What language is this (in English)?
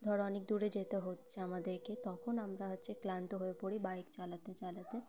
Bangla